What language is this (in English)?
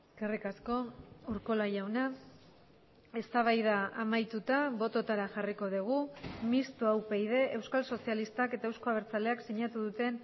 Basque